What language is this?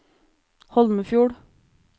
Norwegian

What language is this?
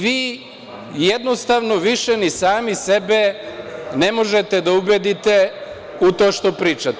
Serbian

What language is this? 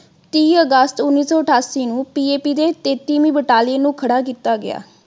Punjabi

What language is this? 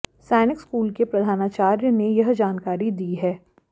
Hindi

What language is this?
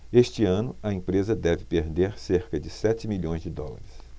Portuguese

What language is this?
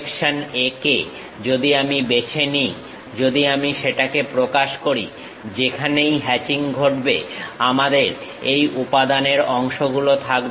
Bangla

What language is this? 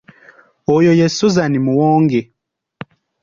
Ganda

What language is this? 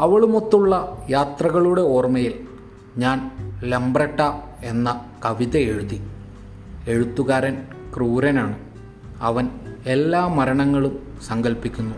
Malayalam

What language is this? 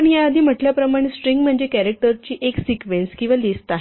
Marathi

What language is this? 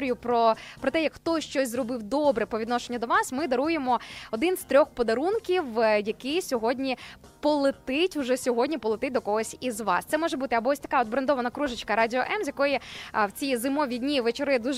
Ukrainian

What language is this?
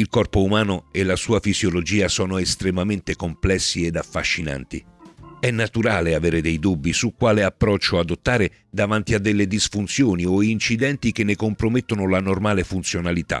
Italian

